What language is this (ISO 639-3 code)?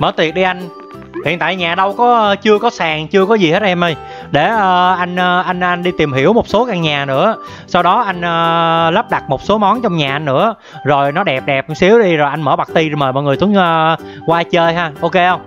vie